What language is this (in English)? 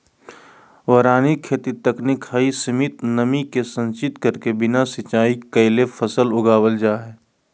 Magahi